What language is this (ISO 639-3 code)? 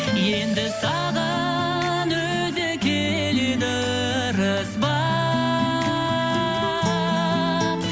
kaz